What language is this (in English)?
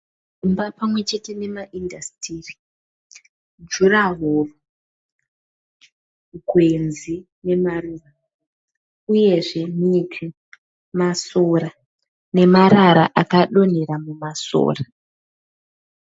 Shona